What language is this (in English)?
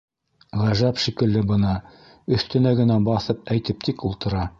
Bashkir